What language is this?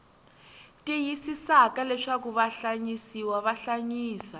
Tsonga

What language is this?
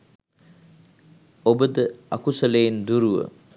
Sinhala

